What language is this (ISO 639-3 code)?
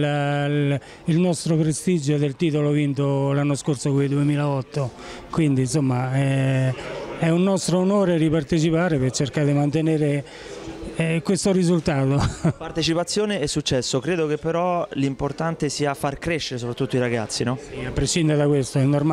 ita